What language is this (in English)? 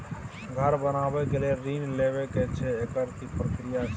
Maithili